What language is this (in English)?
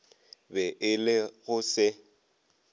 Northern Sotho